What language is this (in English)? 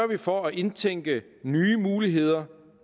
Danish